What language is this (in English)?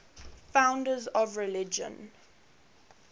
English